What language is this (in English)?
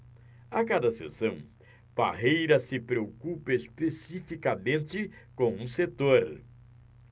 Portuguese